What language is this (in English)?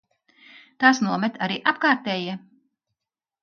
Latvian